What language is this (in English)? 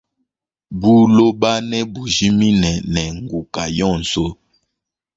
Luba-Lulua